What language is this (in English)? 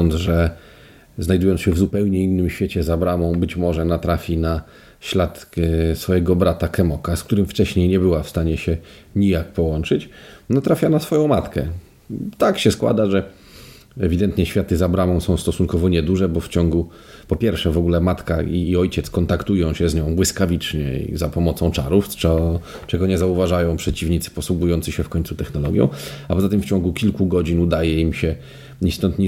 Polish